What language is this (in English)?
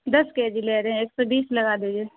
Urdu